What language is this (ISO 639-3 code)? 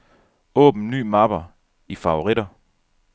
dan